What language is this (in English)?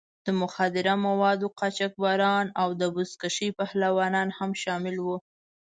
Pashto